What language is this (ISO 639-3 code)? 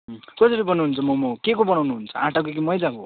nep